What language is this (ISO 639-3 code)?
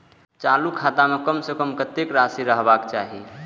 mai